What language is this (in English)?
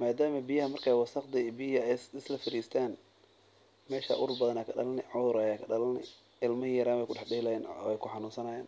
Somali